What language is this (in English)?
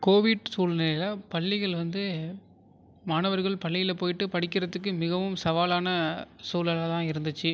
Tamil